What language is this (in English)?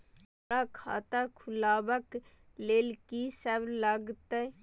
Maithili